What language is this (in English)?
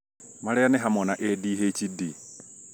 Kikuyu